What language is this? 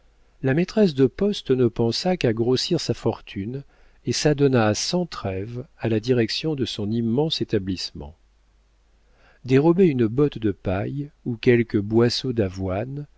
French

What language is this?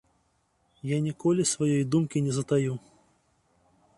Belarusian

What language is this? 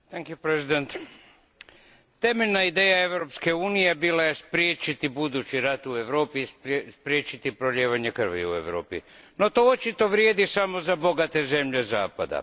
Croatian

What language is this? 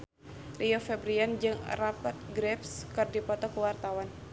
Sundanese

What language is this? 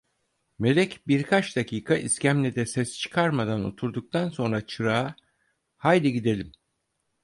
Turkish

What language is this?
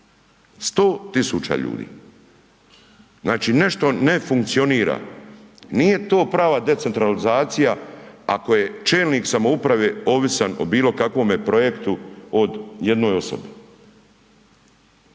Croatian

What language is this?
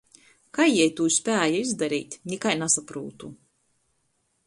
Latgalian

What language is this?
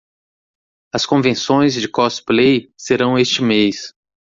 Portuguese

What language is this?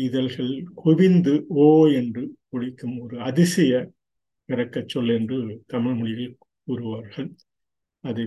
Tamil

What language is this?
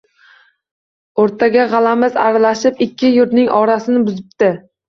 Uzbek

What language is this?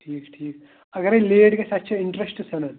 Kashmiri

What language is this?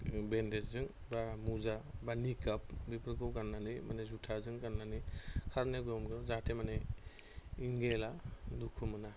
Bodo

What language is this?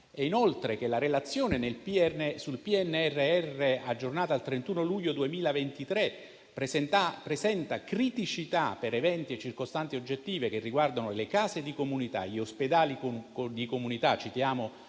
Italian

